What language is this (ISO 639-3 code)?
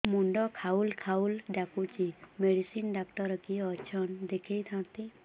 ori